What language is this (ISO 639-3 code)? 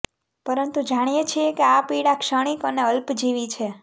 guj